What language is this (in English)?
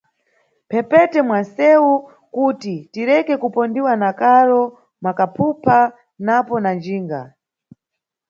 Nyungwe